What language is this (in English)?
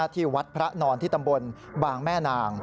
Thai